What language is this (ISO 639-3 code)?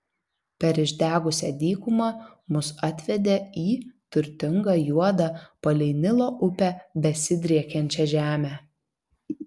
lit